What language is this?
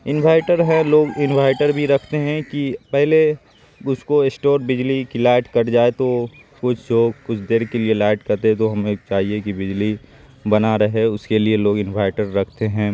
Urdu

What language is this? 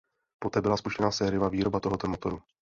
Czech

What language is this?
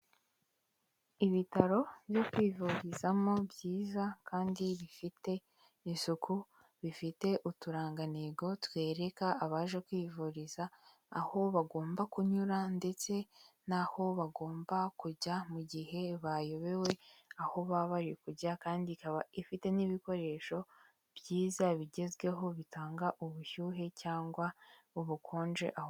Kinyarwanda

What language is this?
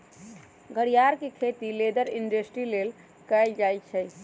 Magahi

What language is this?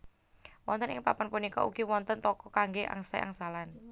Javanese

